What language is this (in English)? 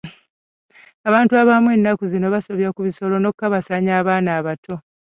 Ganda